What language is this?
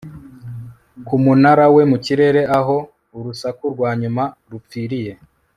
Kinyarwanda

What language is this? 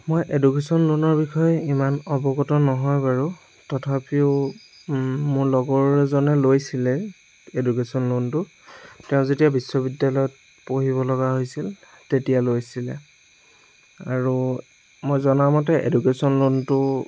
Assamese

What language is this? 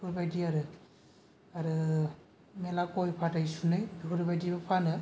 Bodo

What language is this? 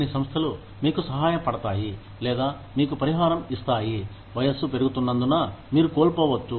Telugu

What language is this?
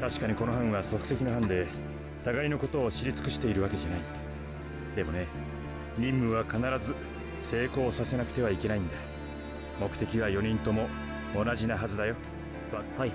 Japanese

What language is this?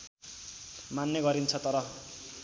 Nepali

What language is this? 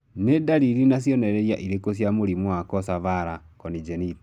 Kikuyu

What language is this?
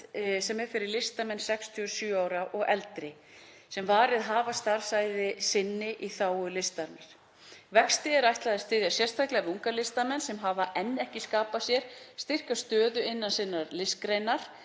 Icelandic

